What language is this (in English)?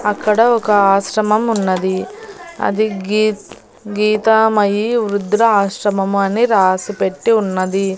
Telugu